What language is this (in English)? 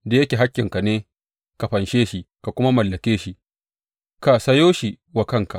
Hausa